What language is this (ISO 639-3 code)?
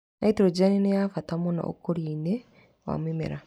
kik